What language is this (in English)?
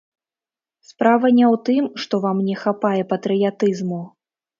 Belarusian